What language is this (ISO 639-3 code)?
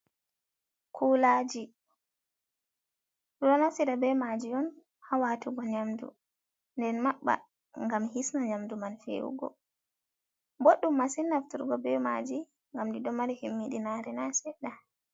ful